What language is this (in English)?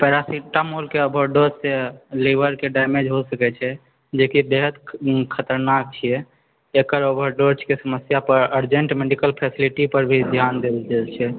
Maithili